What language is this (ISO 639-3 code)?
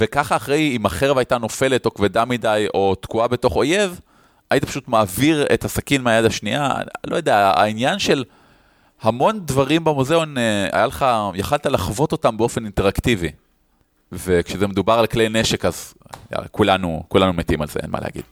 heb